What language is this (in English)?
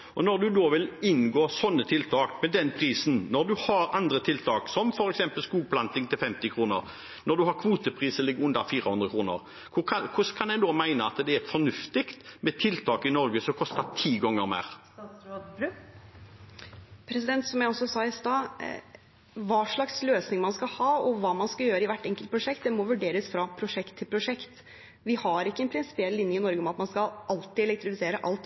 Norwegian Bokmål